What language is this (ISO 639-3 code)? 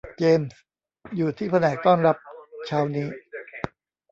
tha